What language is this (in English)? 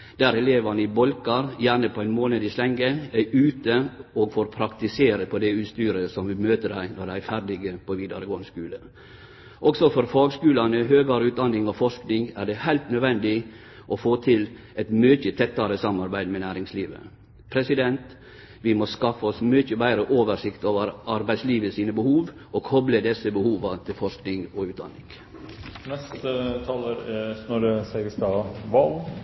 Norwegian